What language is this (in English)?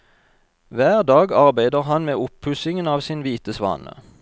Norwegian